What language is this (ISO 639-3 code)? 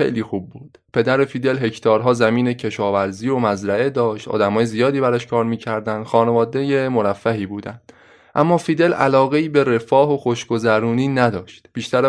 fas